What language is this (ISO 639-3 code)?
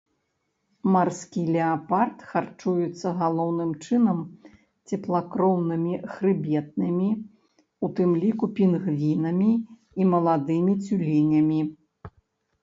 bel